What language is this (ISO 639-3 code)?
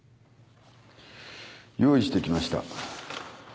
jpn